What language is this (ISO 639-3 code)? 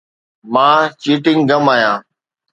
snd